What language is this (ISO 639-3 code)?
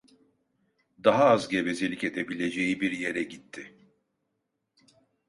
tur